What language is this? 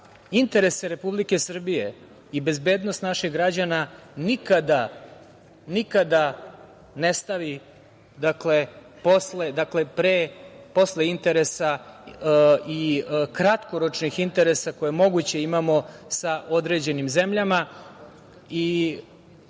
Serbian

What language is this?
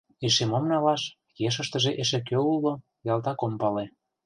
Mari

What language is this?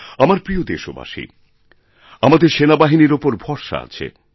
Bangla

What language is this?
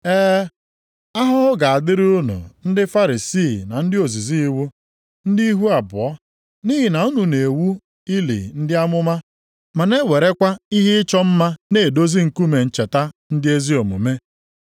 Igbo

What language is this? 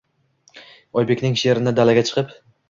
Uzbek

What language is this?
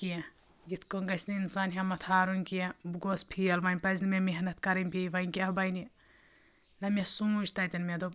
Kashmiri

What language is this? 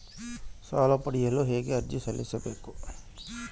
Kannada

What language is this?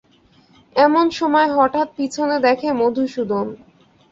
Bangla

